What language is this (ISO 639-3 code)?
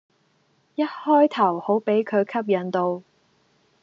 yue